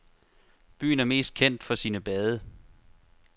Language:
Danish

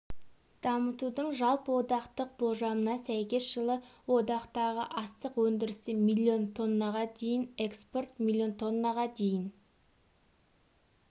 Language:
Kazakh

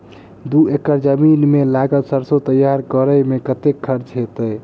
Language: Maithili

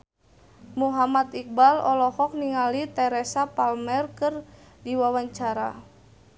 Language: Sundanese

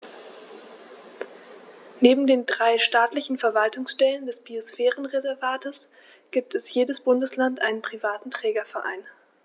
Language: German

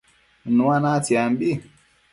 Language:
Matsés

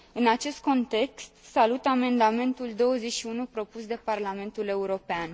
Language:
Romanian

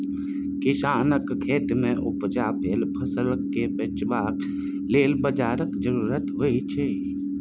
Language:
Maithili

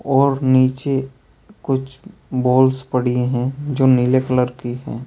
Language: Hindi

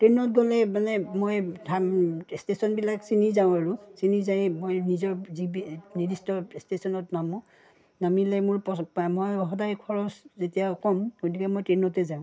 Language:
Assamese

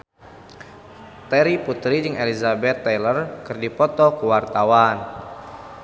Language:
Sundanese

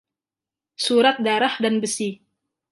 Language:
Indonesian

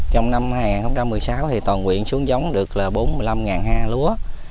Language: Vietnamese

